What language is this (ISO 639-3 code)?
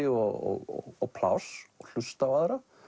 isl